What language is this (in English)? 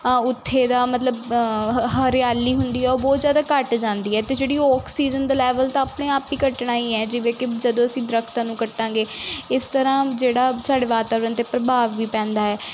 Punjabi